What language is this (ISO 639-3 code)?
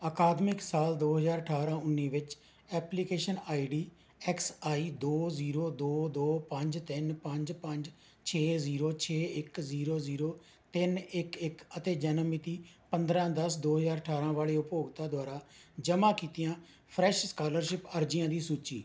pan